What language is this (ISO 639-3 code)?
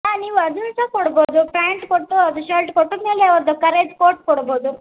kan